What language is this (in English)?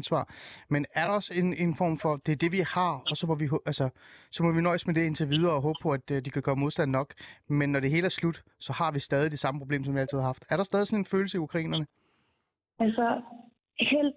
Danish